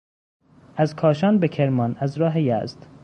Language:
Persian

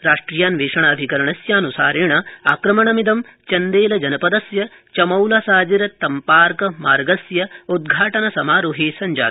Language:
Sanskrit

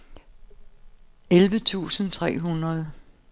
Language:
Danish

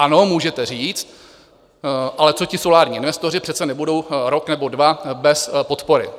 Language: Czech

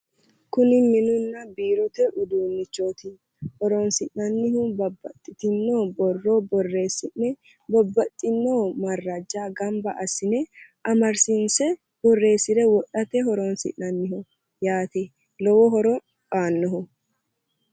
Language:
Sidamo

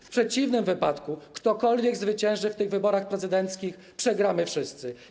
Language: Polish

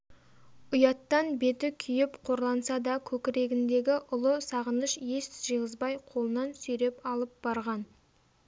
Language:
Kazakh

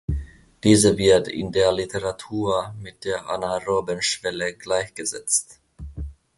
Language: German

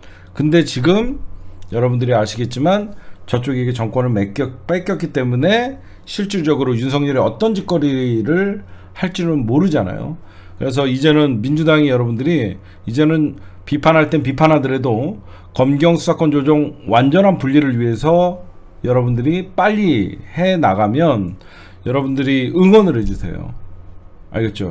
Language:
Korean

